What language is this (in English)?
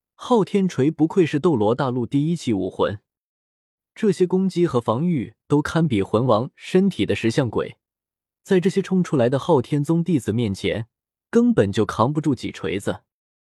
Chinese